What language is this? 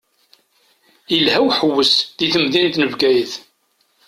Kabyle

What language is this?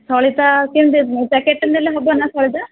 Odia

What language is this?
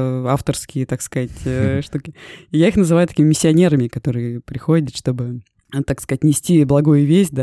Russian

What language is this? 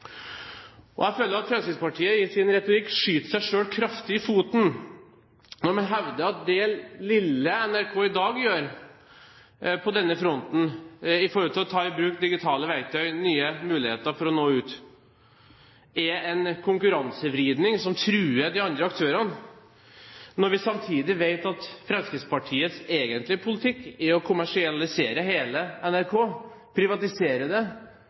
Norwegian Bokmål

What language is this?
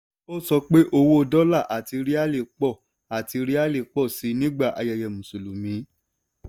Yoruba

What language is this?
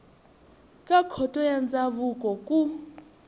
Tsonga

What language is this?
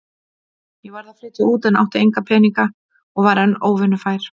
Icelandic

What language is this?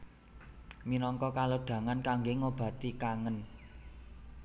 Javanese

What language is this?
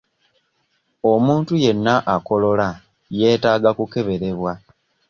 Ganda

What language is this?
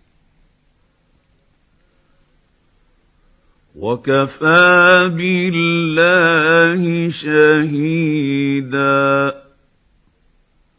Arabic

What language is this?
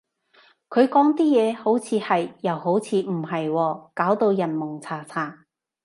Cantonese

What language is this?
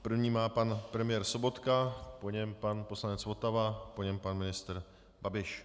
Czech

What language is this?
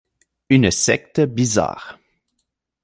French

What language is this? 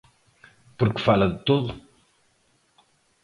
Galician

